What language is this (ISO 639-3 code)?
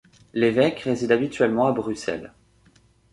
fra